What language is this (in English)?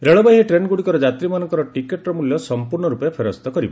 Odia